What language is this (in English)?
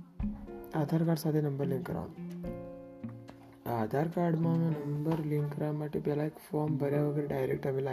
Gujarati